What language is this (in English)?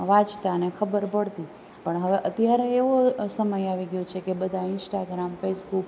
Gujarati